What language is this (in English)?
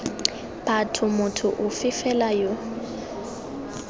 Tswana